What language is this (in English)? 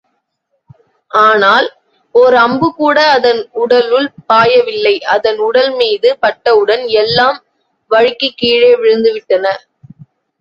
Tamil